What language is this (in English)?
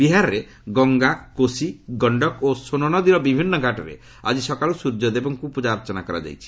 Odia